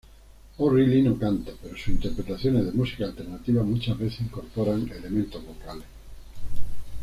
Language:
Spanish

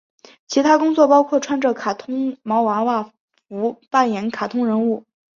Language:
Chinese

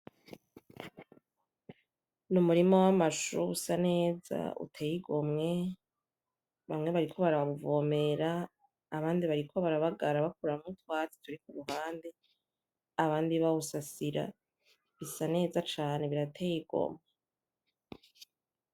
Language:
Rundi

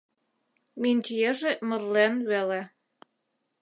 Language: Mari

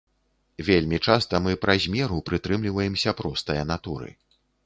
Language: Belarusian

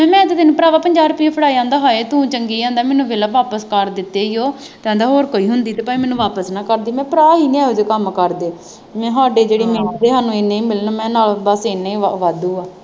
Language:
Punjabi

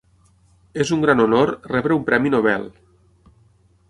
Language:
Catalan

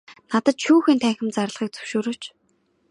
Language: Mongolian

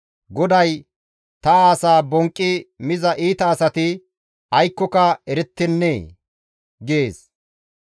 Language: Gamo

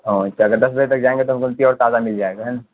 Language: Urdu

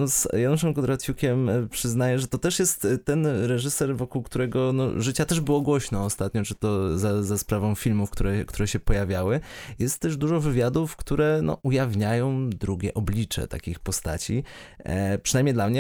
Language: Polish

